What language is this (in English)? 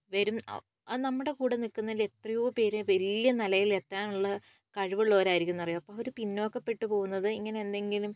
Malayalam